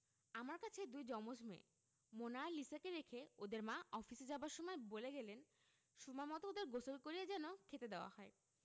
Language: Bangla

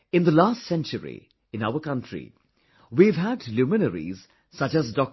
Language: English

